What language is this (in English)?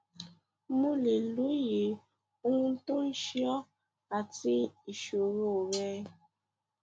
Yoruba